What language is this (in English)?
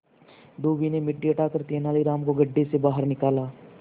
Hindi